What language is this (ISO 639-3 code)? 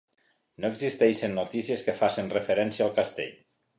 cat